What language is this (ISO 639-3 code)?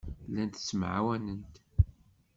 kab